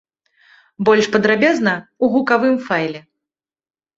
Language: Belarusian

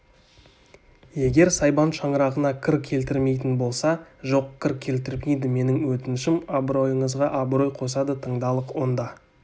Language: Kazakh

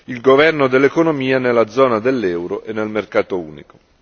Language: Italian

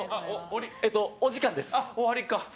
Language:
Japanese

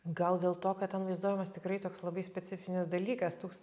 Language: Lithuanian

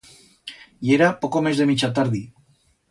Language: Aragonese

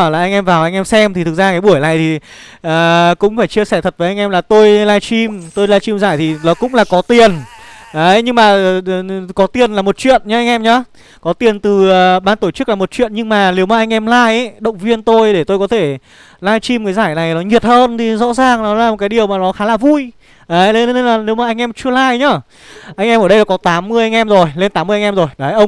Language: Vietnamese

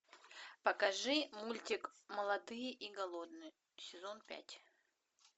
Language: Russian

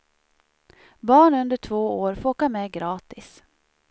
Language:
Swedish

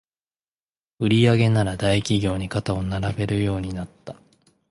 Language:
Japanese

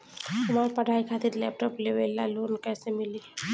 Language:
Bhojpuri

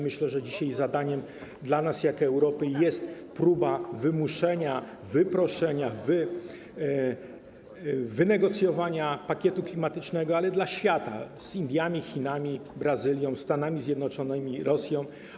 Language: Polish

